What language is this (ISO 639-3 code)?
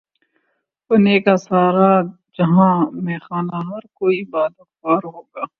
urd